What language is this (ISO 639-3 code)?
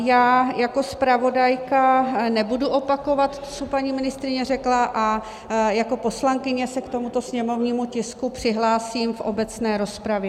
ces